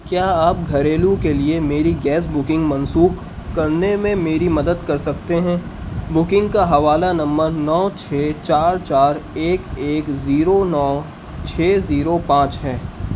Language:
Urdu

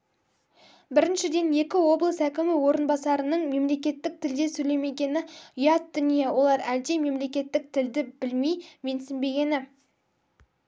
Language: Kazakh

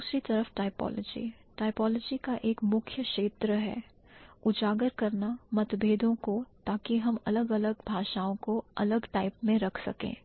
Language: Hindi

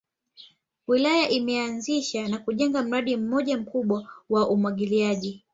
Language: Swahili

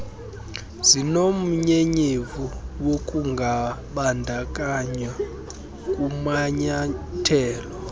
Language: Xhosa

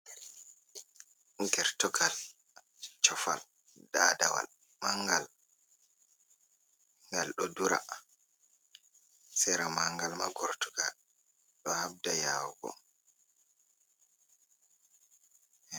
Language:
Fula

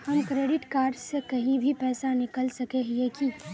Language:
Magahi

